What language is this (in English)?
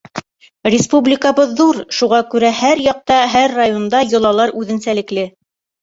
Bashkir